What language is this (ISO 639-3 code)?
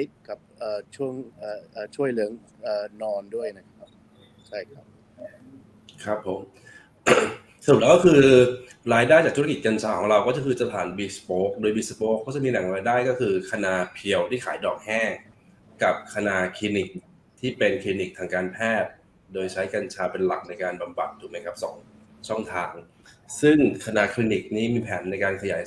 tha